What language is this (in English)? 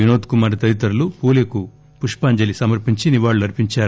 Telugu